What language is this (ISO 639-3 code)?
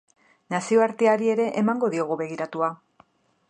eus